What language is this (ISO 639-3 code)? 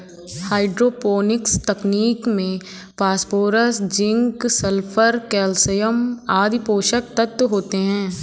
hin